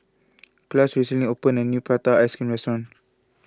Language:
English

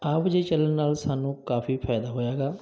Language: Punjabi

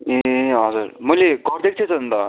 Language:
Nepali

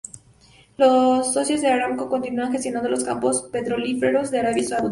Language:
Spanish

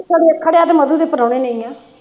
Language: Punjabi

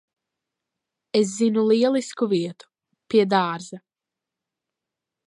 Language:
Latvian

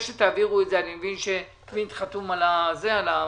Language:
Hebrew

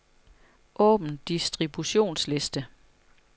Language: Danish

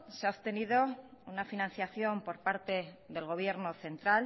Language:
Spanish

